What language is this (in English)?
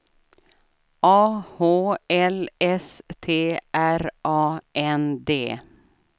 Swedish